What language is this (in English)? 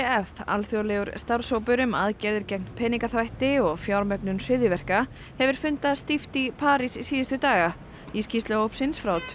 Icelandic